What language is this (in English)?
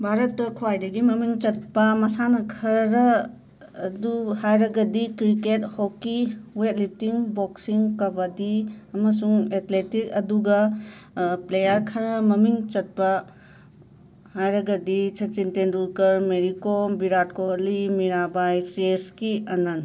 Manipuri